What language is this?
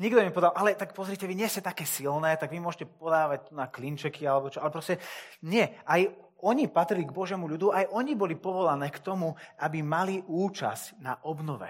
Slovak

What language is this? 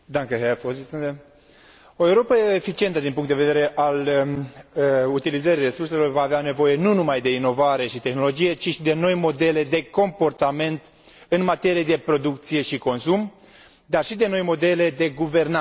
Romanian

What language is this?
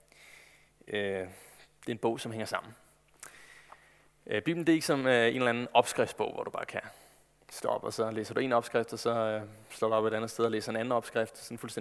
Danish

